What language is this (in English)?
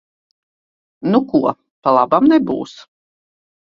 Latvian